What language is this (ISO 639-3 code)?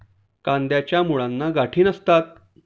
mar